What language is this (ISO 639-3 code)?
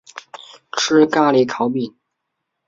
zho